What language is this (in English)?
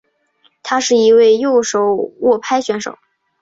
Chinese